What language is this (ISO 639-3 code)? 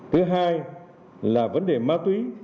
vie